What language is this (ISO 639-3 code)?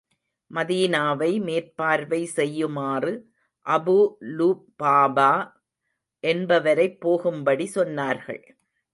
tam